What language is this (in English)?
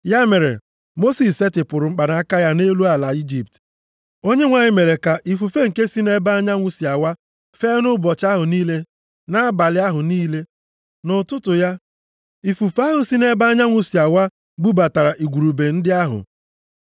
Igbo